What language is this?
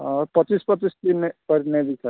Odia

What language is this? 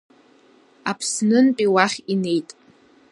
Abkhazian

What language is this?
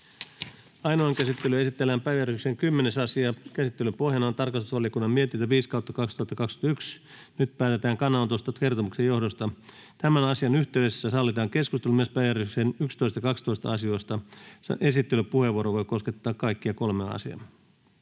Finnish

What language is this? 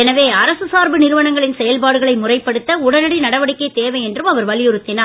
Tamil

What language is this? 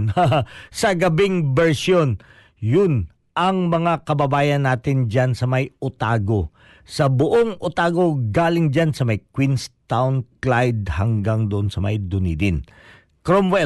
Filipino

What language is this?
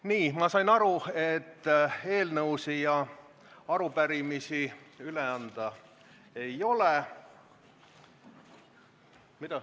Estonian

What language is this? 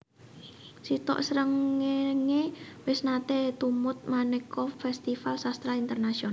Javanese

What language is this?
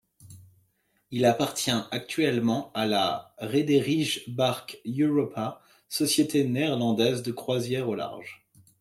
French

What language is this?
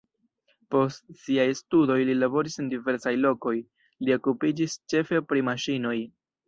Esperanto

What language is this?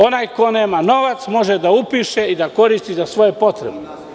Serbian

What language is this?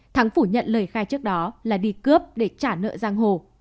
Vietnamese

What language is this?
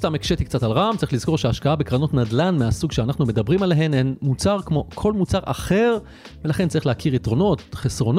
Hebrew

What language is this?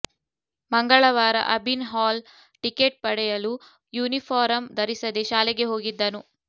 Kannada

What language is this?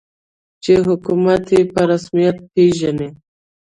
Pashto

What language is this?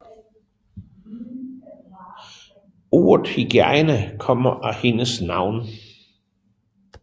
Danish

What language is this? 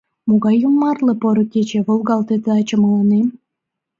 Mari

